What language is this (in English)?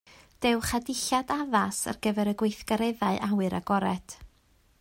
Welsh